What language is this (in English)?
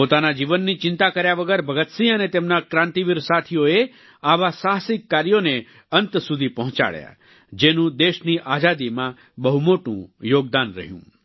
Gujarati